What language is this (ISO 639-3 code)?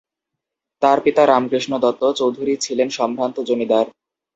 ben